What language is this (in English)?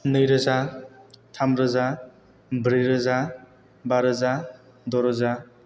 Bodo